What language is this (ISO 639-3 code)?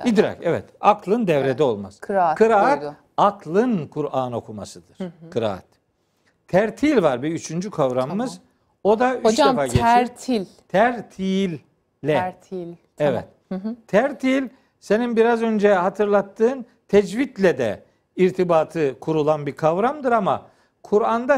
tur